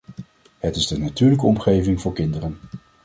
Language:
Dutch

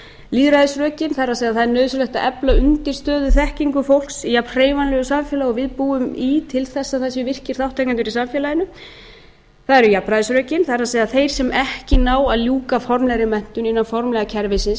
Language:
Icelandic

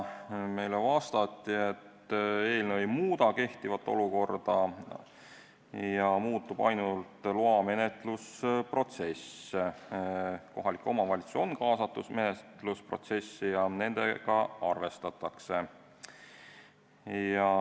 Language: Estonian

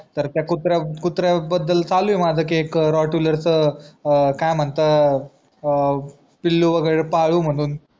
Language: Marathi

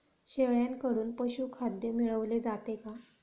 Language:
Marathi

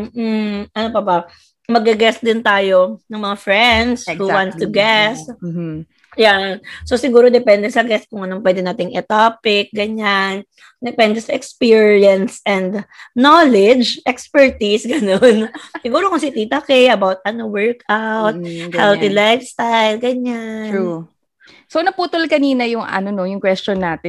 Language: Filipino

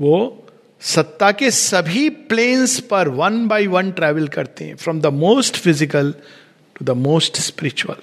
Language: Hindi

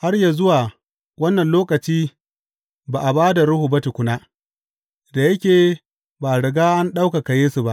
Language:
Hausa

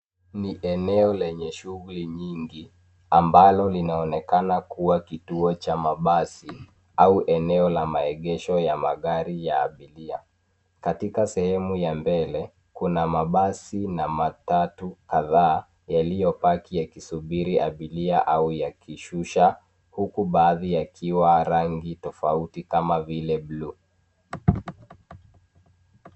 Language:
Swahili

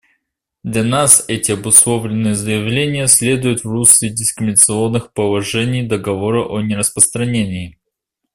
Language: Russian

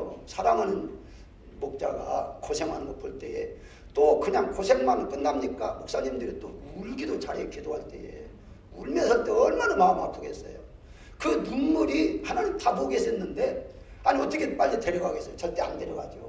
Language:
Korean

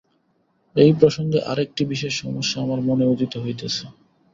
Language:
Bangla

